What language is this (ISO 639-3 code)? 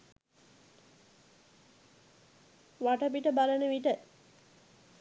sin